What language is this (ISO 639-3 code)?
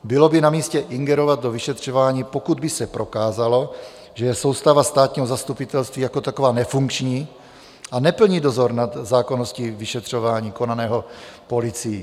ces